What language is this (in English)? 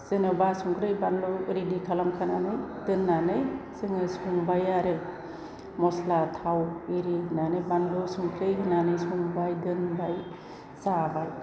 Bodo